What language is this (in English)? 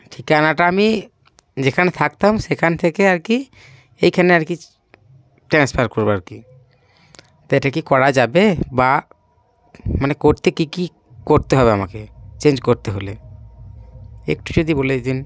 Bangla